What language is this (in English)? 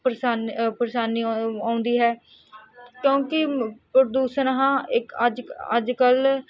Punjabi